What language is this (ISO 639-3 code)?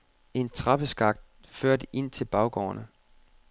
dan